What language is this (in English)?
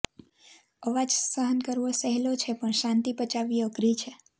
Gujarati